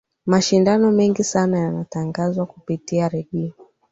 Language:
Swahili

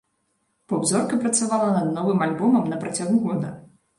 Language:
Belarusian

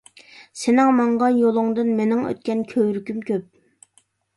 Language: Uyghur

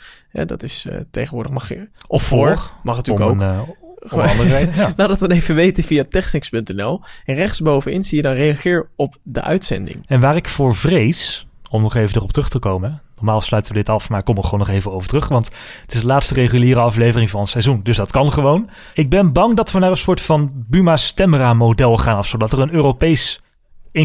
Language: Dutch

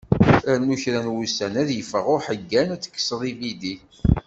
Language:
Kabyle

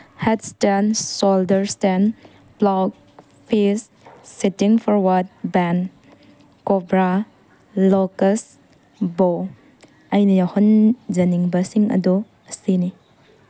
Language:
Manipuri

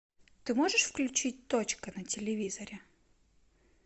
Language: Russian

